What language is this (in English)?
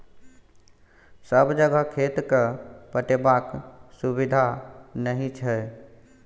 Maithili